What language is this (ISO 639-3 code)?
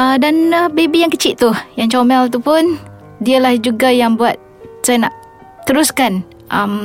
msa